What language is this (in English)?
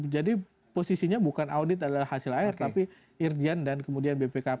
Indonesian